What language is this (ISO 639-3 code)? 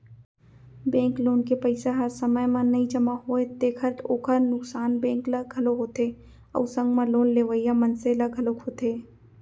hne